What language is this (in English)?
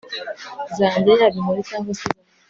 Kinyarwanda